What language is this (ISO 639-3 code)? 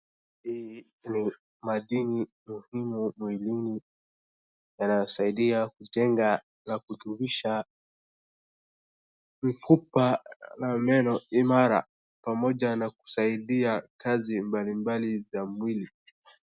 swa